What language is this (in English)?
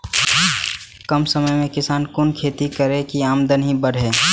Maithili